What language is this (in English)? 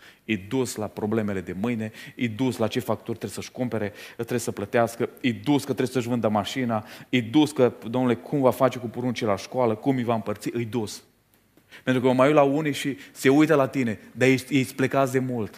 Romanian